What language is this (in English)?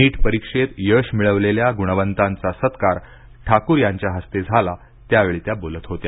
Marathi